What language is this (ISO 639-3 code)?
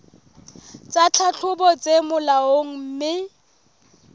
sot